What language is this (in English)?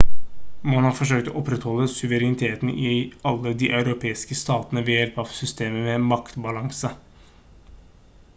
Norwegian Bokmål